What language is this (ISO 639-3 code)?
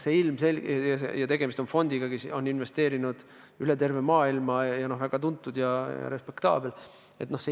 est